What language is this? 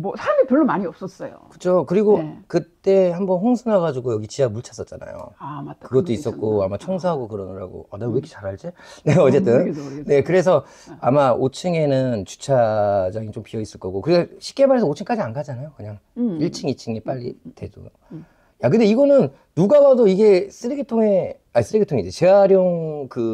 Korean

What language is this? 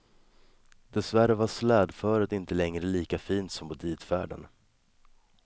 Swedish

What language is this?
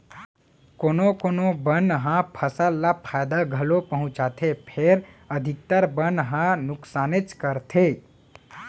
Chhattisgarhi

